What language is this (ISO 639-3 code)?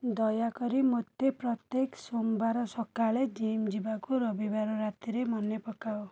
ori